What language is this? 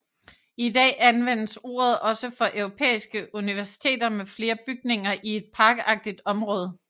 Danish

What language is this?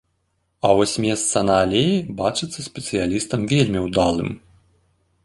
Belarusian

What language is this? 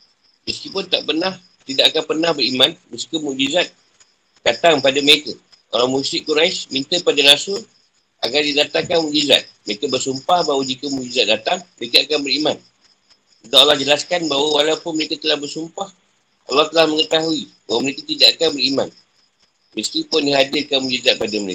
Malay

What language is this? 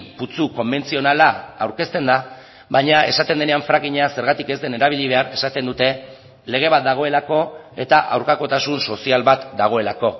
Basque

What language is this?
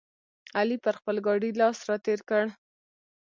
Pashto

